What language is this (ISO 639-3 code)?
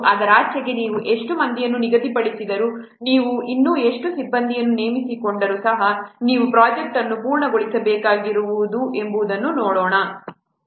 kan